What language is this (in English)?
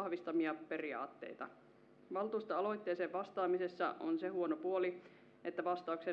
Finnish